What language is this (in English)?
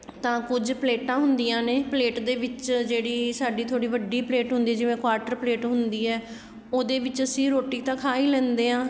Punjabi